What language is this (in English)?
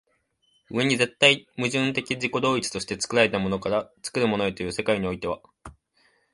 Japanese